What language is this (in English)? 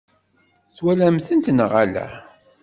Kabyle